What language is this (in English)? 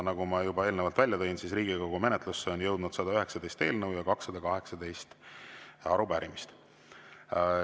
Estonian